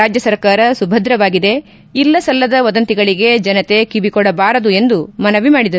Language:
Kannada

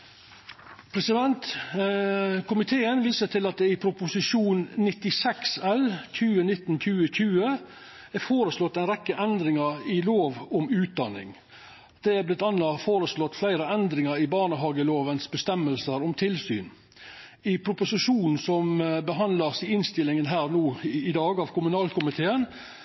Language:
Norwegian Nynorsk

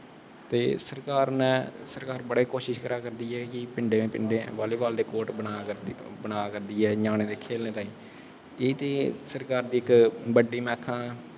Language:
Dogri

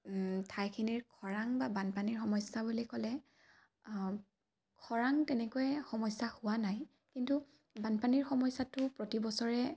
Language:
Assamese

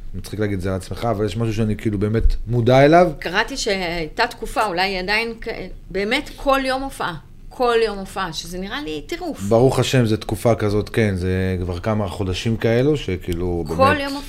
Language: Hebrew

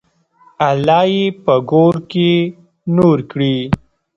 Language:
Pashto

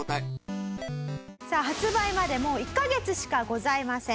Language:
Japanese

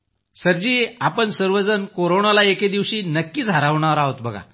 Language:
Marathi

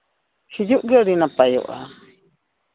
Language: Santali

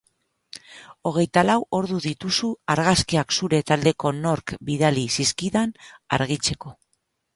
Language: Basque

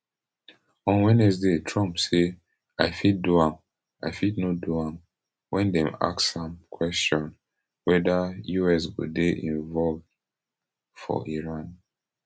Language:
Nigerian Pidgin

